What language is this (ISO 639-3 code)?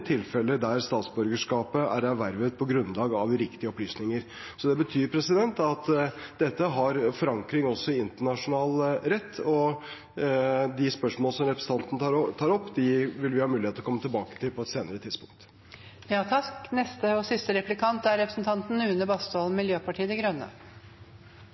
nob